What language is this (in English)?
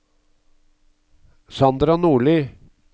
Norwegian